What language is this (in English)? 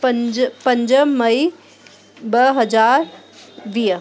Sindhi